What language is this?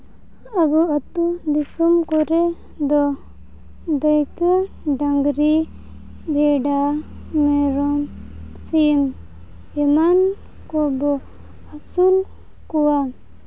Santali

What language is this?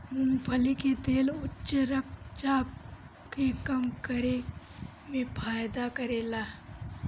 Bhojpuri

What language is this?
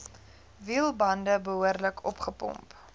Afrikaans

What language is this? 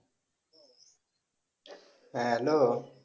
Bangla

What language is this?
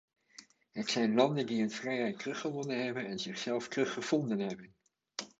Dutch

